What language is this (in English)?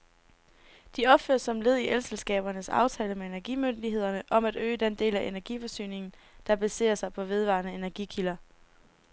Danish